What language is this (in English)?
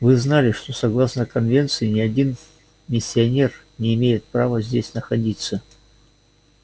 Russian